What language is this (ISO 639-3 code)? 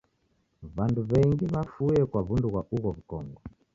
dav